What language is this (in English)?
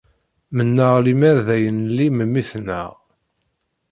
Kabyle